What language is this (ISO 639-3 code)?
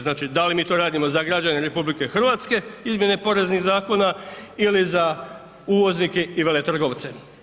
hrv